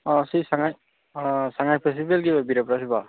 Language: Manipuri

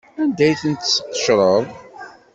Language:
Kabyle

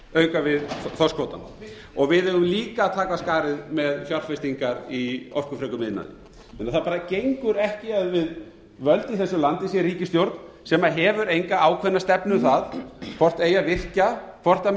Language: Icelandic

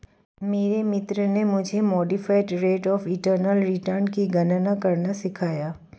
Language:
Hindi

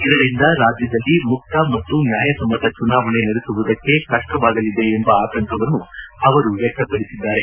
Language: Kannada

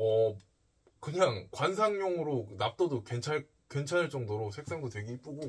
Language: Korean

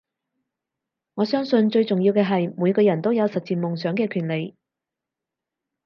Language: Cantonese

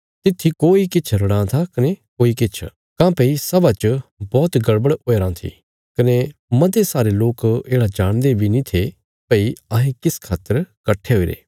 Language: Bilaspuri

